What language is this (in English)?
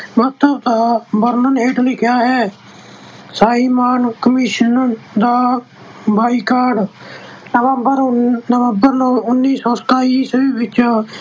Punjabi